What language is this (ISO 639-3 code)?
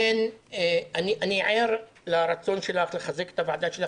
heb